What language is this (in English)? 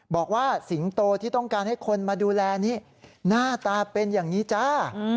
Thai